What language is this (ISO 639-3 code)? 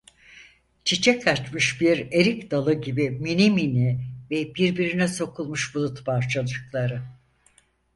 tur